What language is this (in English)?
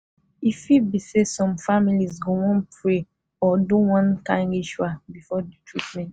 Nigerian Pidgin